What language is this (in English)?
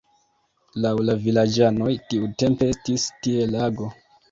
Esperanto